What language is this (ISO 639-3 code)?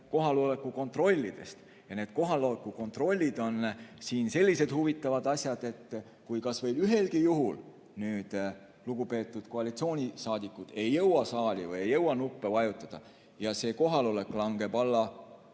est